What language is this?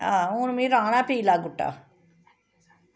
Dogri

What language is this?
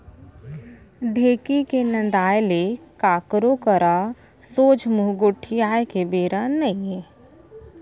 Chhattisgarhi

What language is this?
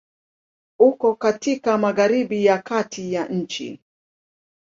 Swahili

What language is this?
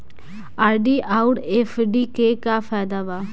Bhojpuri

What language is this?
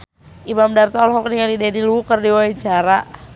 Sundanese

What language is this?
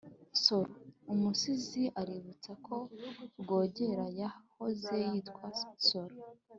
Kinyarwanda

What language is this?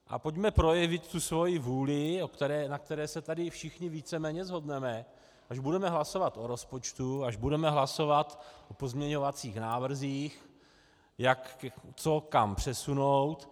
Czech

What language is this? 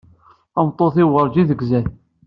Kabyle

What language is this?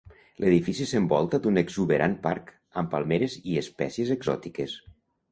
Catalan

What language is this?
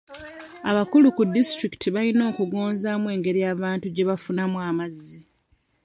Ganda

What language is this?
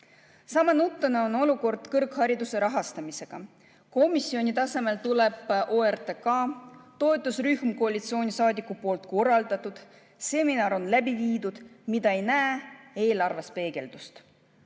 Estonian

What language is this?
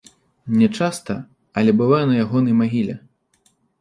Belarusian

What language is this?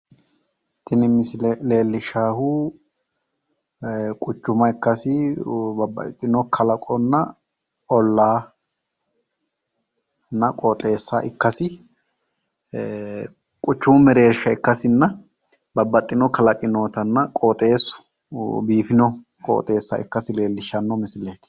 Sidamo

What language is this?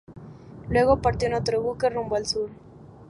Spanish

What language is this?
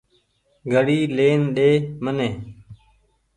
Goaria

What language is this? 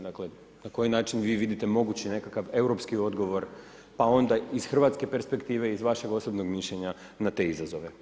Croatian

